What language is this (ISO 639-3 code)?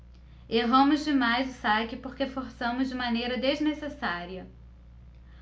por